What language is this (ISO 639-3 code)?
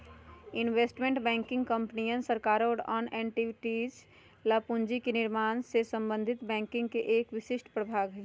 mag